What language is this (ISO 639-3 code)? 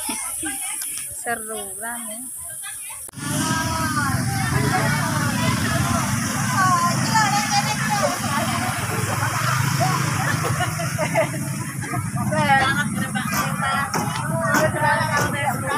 ind